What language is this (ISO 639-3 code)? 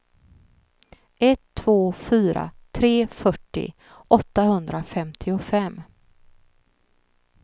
swe